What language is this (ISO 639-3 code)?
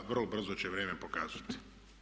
hrv